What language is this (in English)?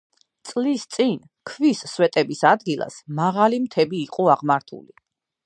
Georgian